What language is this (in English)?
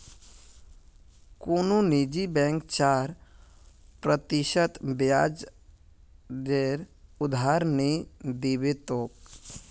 Magahi